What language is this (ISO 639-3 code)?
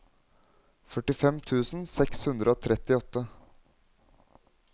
nor